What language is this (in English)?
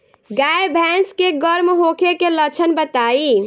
Bhojpuri